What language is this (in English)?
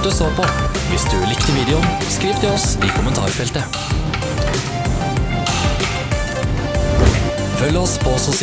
Norwegian